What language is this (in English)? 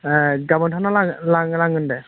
Bodo